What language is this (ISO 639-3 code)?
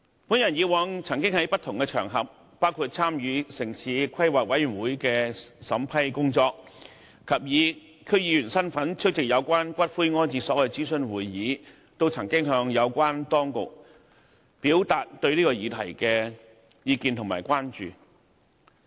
yue